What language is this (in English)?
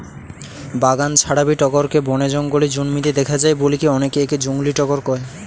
Bangla